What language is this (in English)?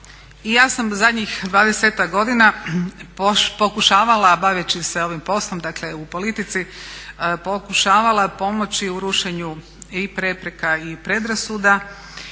Croatian